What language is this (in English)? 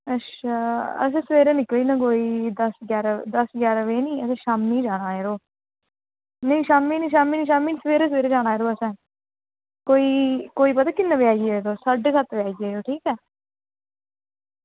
Dogri